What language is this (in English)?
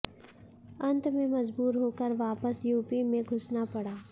Hindi